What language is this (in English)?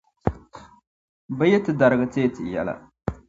Dagbani